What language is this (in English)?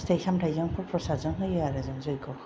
Bodo